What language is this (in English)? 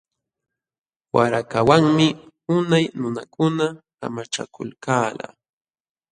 Jauja Wanca Quechua